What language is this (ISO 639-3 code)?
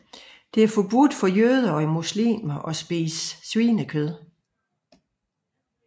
dan